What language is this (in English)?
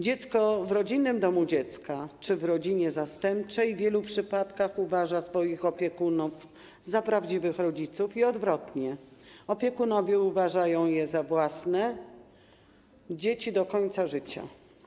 Polish